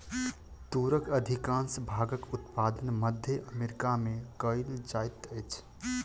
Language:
Maithili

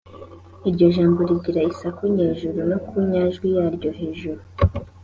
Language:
Kinyarwanda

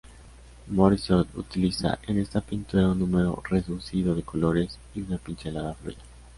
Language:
Spanish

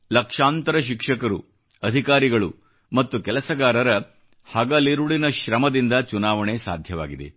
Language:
Kannada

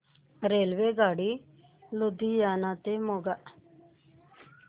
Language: Marathi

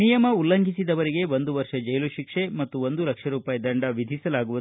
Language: Kannada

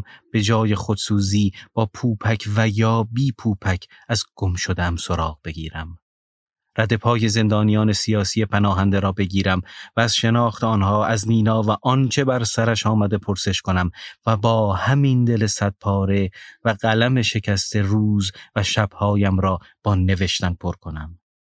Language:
Persian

